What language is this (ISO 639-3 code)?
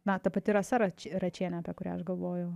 lit